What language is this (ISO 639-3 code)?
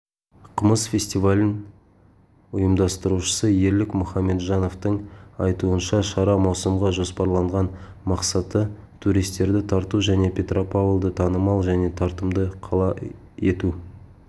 kaz